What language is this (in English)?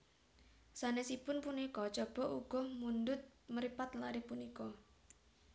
Javanese